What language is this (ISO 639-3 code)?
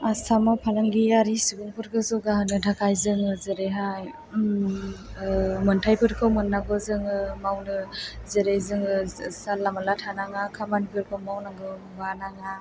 brx